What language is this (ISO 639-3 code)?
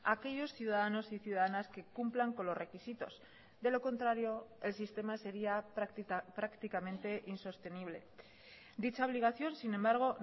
spa